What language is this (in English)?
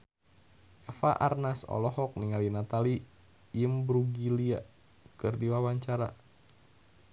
Sundanese